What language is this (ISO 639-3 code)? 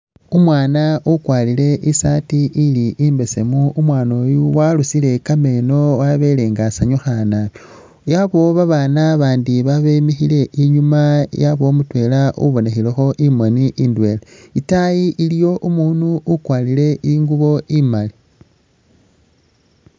myx